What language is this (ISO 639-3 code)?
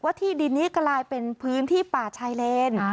tha